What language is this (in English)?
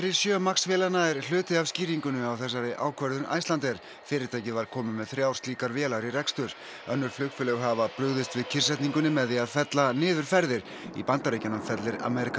Icelandic